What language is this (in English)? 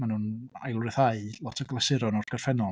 Welsh